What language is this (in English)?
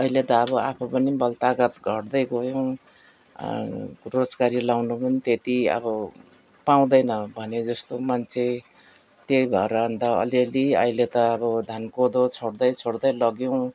Nepali